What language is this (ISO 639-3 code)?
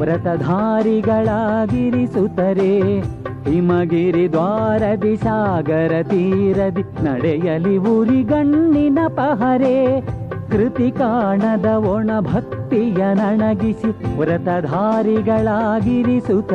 kan